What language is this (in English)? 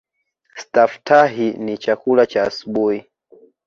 Swahili